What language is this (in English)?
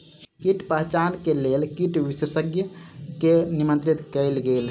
Maithili